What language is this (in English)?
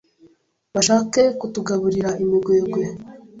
Kinyarwanda